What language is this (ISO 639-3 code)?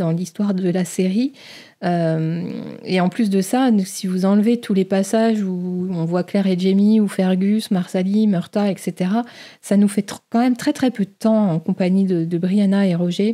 fra